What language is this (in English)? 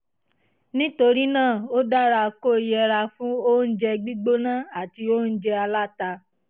Yoruba